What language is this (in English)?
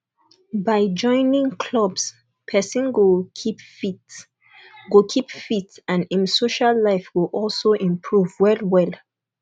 Nigerian Pidgin